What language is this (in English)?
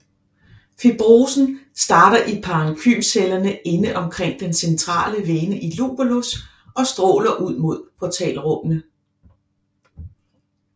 Danish